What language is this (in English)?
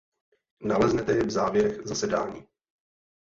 Czech